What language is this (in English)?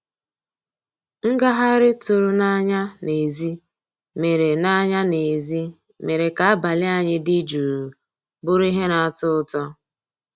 Igbo